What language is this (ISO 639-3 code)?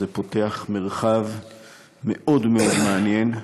heb